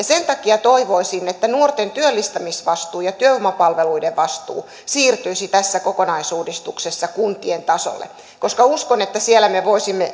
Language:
Finnish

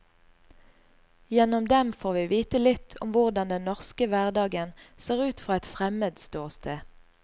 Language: Norwegian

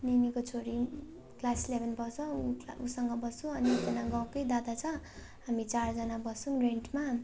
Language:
Nepali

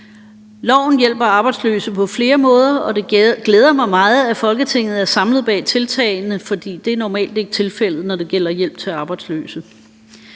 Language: Danish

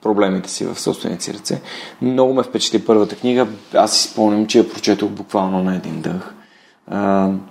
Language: Bulgarian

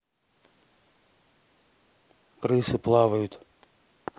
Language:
Russian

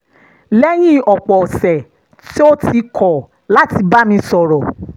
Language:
Yoruba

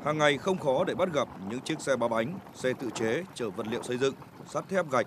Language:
Vietnamese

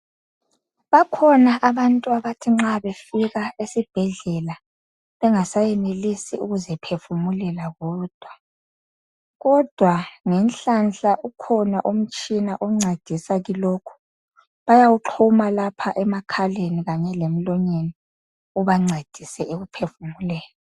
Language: North Ndebele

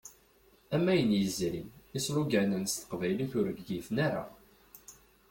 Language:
Kabyle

